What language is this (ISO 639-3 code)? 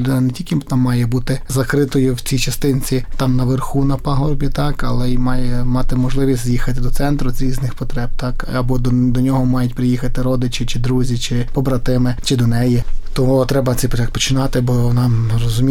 ukr